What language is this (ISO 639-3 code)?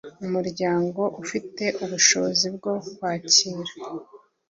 kin